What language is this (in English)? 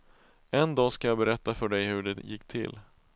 Swedish